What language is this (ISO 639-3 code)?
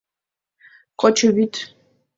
chm